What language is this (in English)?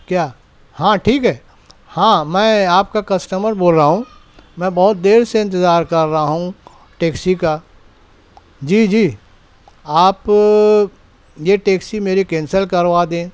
Urdu